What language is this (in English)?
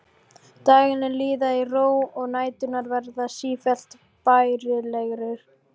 Icelandic